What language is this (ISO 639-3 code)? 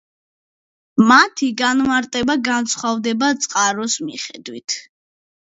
kat